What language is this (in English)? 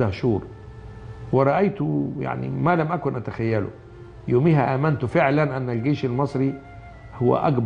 Arabic